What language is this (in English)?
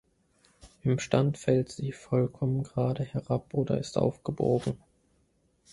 German